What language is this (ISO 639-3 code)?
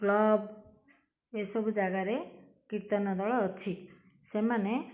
ori